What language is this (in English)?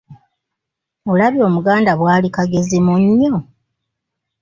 Ganda